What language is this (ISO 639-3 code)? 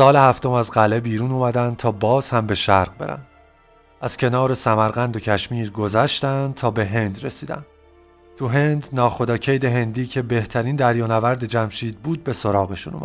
fas